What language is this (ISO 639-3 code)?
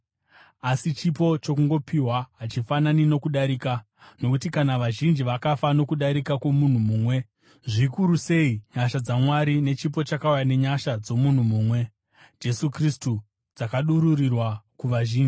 sna